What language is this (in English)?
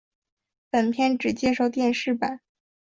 Chinese